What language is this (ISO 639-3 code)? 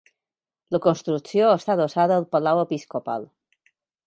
cat